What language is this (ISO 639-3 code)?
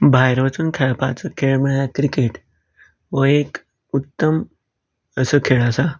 kok